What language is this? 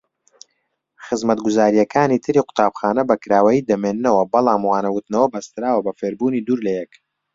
Central Kurdish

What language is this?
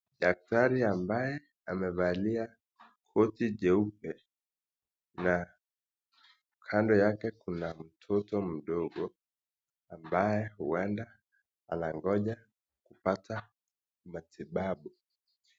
Swahili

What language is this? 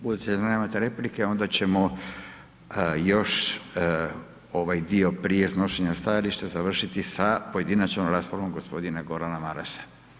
Croatian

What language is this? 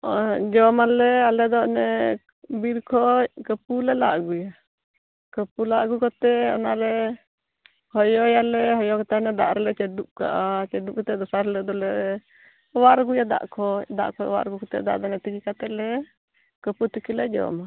Santali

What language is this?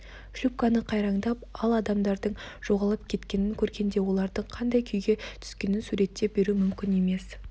Kazakh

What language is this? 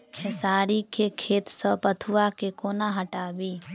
Maithili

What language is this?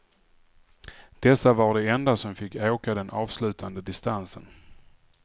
Swedish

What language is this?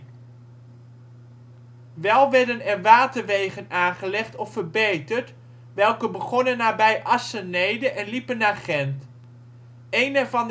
Dutch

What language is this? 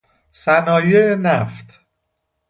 Persian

